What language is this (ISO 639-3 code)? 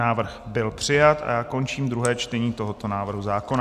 ces